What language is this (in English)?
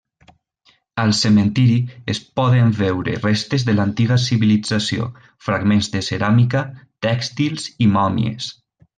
Catalan